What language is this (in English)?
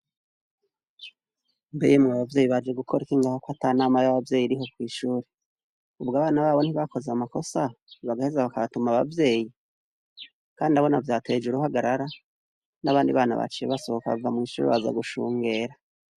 Rundi